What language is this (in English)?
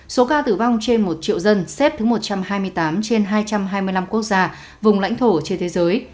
Vietnamese